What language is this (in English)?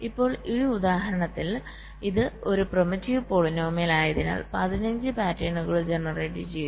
Malayalam